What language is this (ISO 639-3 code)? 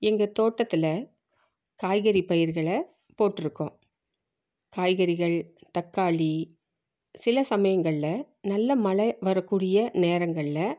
tam